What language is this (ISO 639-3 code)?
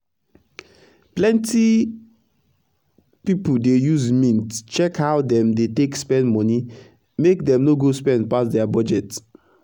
pcm